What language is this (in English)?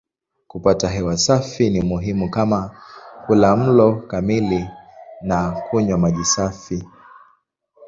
Swahili